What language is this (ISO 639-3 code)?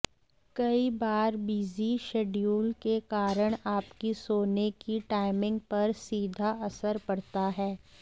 hin